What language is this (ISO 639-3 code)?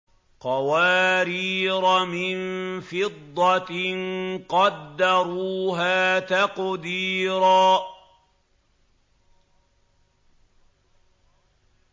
ara